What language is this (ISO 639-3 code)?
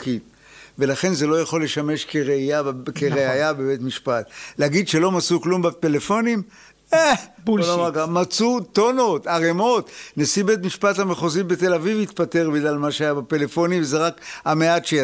heb